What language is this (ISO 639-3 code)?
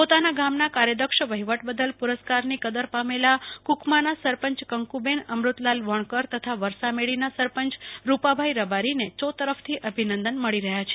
guj